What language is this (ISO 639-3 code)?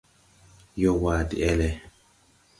tui